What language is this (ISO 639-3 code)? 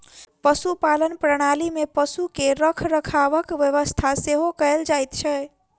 mai